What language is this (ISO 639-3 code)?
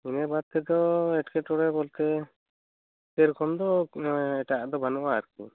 sat